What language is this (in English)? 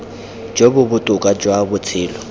Tswana